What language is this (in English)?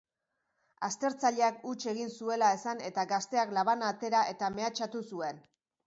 Basque